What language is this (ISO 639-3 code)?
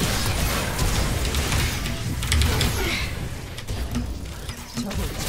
kor